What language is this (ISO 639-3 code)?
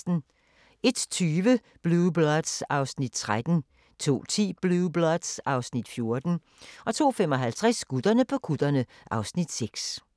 dan